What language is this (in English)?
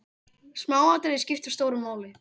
Icelandic